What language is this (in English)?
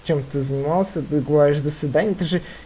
Russian